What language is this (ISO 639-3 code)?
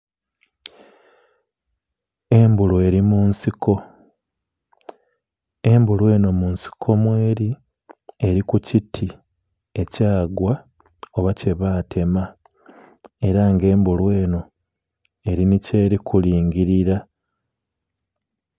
xog